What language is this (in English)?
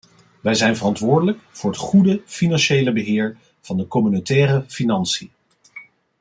Dutch